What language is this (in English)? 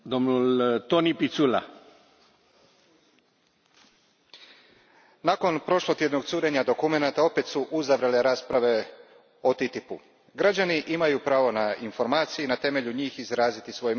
Croatian